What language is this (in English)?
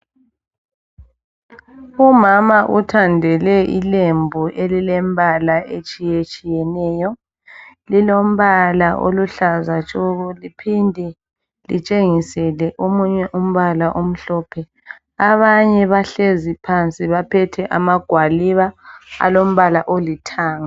North Ndebele